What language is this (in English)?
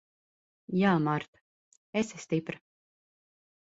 Latvian